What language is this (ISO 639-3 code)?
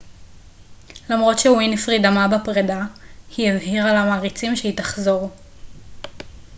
heb